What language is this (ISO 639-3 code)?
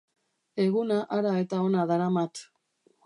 eus